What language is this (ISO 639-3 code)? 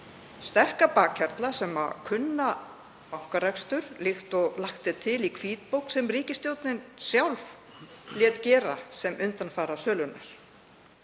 isl